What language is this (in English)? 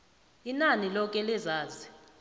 South Ndebele